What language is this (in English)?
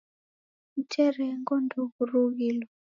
Taita